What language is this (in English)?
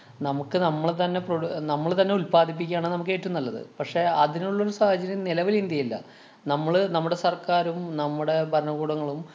Malayalam